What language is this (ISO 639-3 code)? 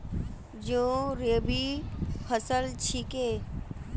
mag